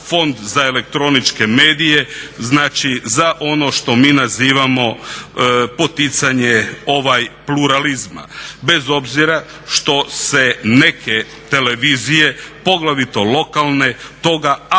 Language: Croatian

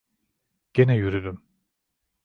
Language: Turkish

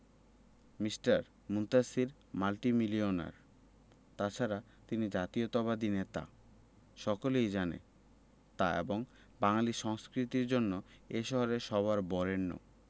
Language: Bangla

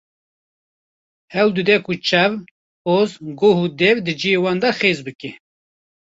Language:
Kurdish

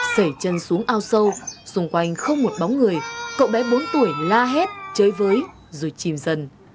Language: Vietnamese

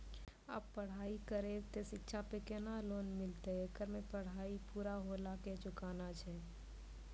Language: Maithili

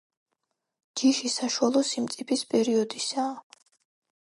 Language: Georgian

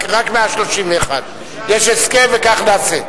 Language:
Hebrew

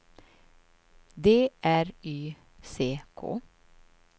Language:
Swedish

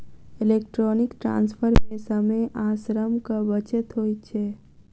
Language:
Maithili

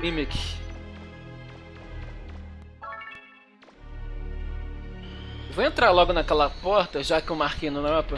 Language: Portuguese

